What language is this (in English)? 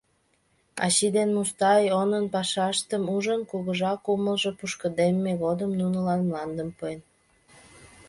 Mari